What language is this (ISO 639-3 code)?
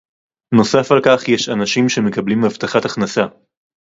heb